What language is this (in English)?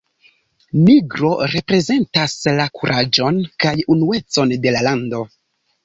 Esperanto